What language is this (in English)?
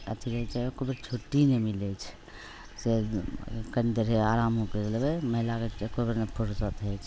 Maithili